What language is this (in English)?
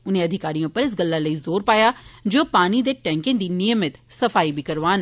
Dogri